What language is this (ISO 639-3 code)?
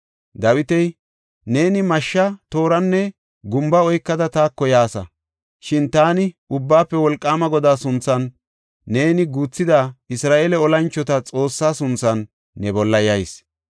gof